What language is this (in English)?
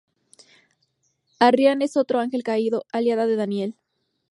Spanish